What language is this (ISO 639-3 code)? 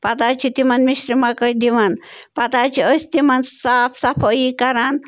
kas